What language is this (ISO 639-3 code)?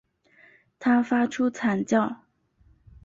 zho